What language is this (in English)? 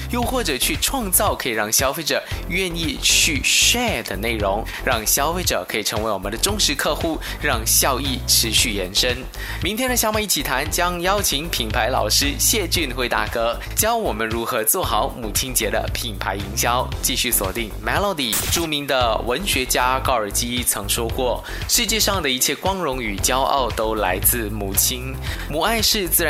Chinese